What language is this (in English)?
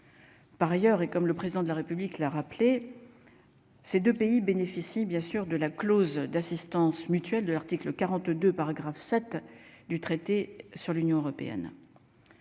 French